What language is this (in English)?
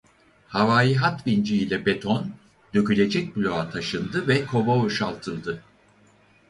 Turkish